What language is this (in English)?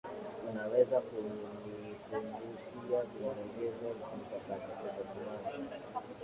Swahili